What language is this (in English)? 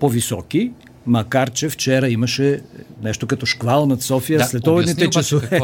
Bulgarian